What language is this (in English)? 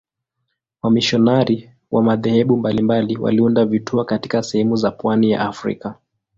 Swahili